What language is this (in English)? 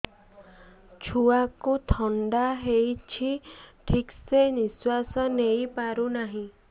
Odia